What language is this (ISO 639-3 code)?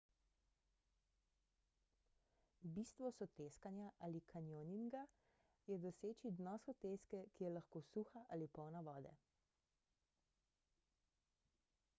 slv